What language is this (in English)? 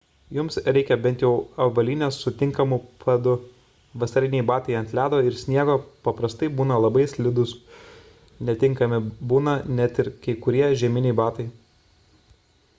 Lithuanian